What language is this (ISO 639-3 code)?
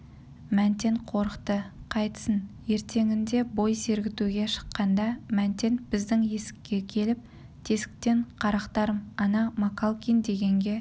kaz